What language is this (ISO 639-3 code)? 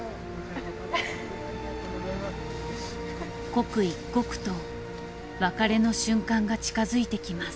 jpn